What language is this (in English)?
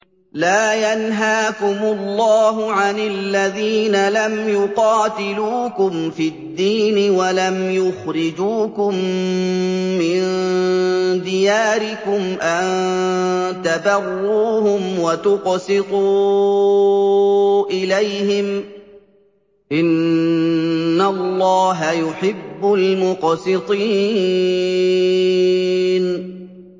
Arabic